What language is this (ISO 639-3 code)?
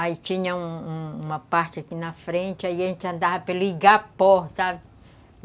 por